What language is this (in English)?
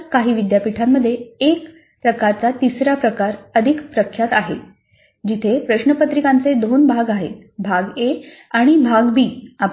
Marathi